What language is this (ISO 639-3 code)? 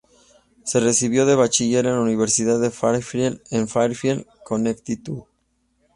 spa